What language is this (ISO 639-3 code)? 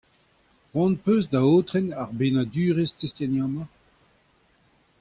bre